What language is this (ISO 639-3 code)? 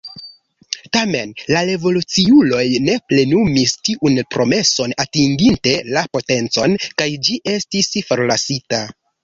epo